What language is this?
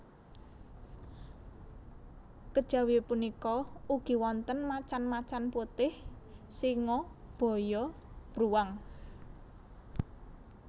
Javanese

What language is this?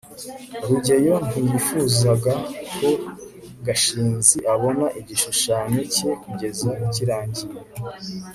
Kinyarwanda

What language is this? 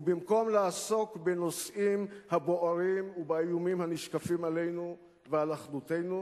Hebrew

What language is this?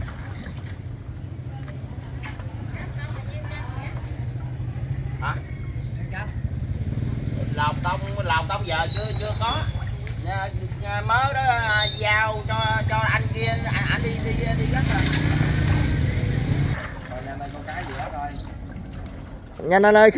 Vietnamese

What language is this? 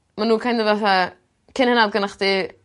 Welsh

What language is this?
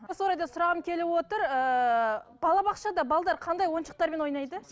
Kazakh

